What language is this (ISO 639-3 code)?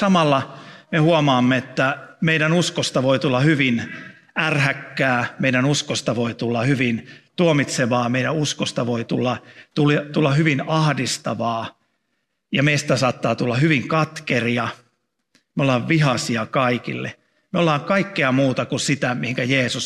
fin